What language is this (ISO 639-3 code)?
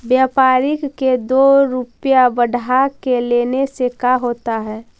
mag